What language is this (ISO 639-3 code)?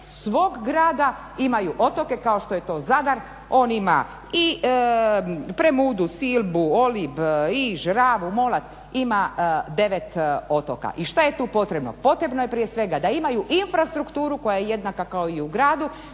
hrv